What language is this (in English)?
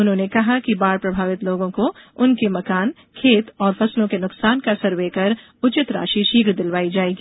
Hindi